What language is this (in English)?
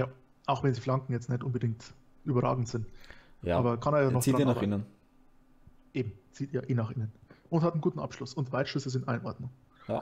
German